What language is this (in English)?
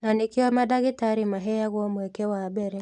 Kikuyu